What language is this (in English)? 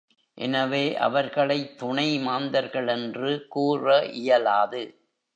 Tamil